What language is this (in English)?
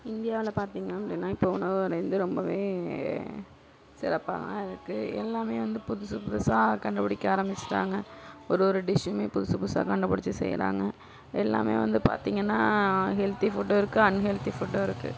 Tamil